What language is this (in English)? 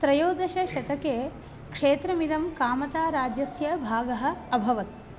Sanskrit